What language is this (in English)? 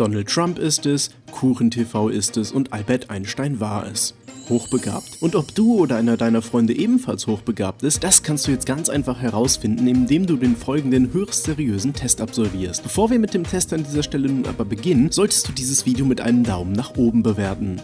German